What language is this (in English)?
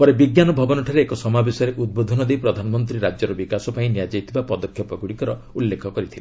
Odia